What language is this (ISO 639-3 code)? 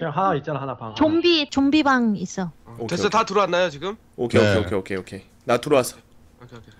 kor